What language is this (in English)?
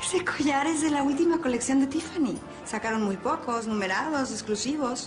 Spanish